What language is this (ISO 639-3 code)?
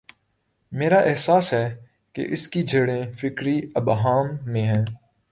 urd